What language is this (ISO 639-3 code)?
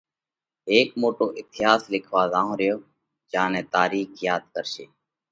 kvx